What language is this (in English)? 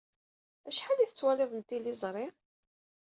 Kabyle